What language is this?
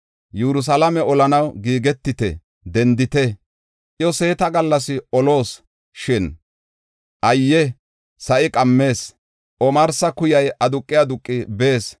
Gofa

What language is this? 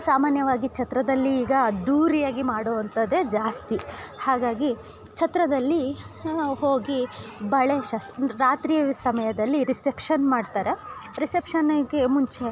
Kannada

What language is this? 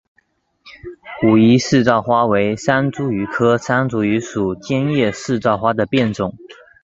Chinese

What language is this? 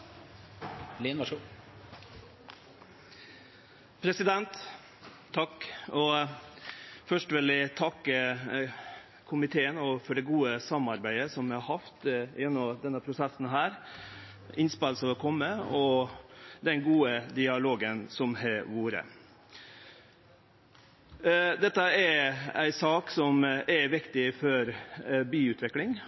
Norwegian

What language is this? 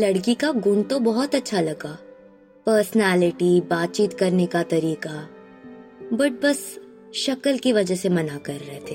Hindi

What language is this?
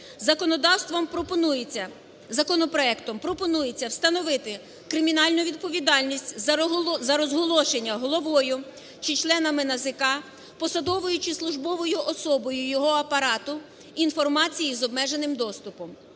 Ukrainian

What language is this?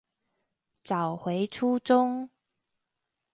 Chinese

